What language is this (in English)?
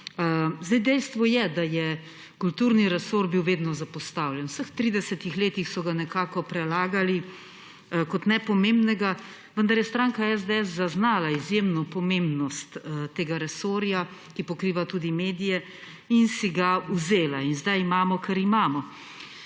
Slovenian